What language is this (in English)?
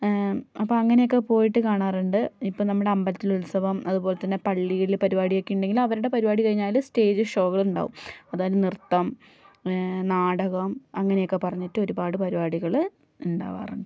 Malayalam